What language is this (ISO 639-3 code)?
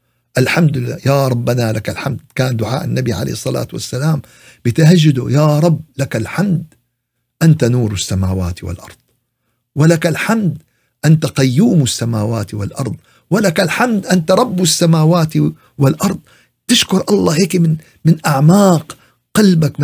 ara